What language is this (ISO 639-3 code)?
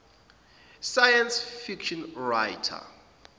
zul